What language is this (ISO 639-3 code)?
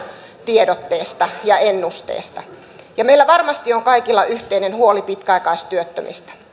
fin